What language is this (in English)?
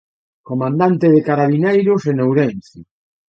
Galician